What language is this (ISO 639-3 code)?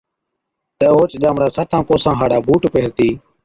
odk